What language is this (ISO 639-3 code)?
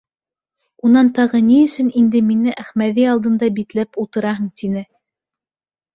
bak